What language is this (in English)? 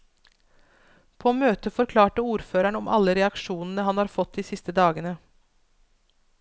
Norwegian